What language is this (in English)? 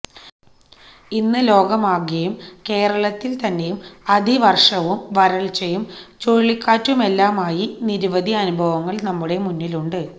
Malayalam